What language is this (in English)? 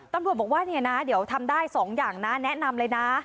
Thai